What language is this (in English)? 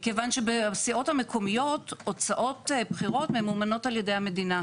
Hebrew